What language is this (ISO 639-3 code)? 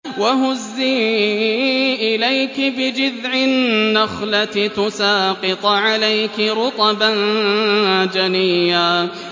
ara